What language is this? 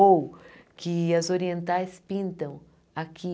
Portuguese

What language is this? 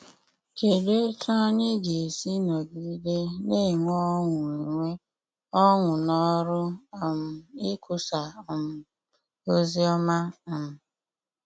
Igbo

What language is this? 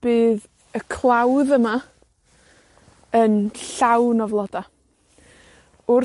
Welsh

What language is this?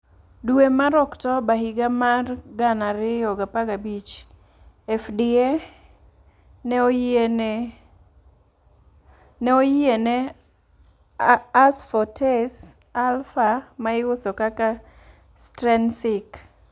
Luo (Kenya and Tanzania)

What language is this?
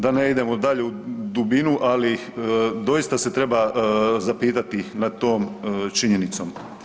Croatian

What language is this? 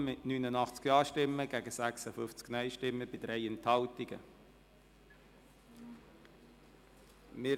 Swiss German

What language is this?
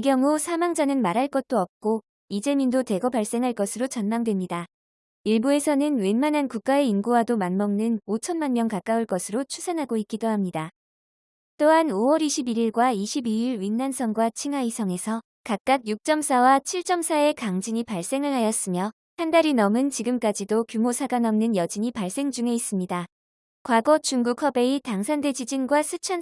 Korean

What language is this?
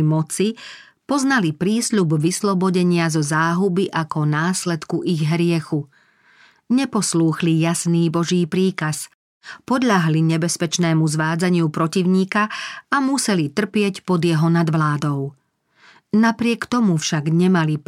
Slovak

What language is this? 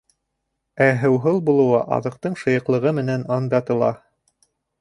Bashkir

